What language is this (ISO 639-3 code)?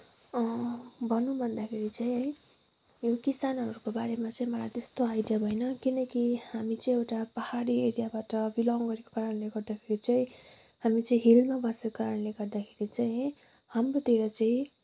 nep